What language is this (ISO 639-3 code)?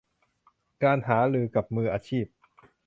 tha